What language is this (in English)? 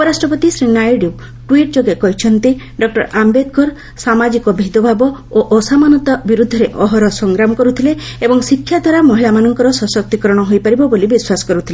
Odia